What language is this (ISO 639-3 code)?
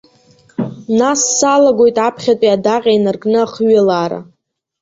abk